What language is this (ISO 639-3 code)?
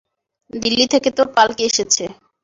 ben